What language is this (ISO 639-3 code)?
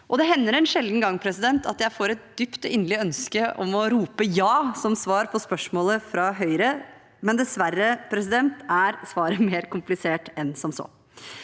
nor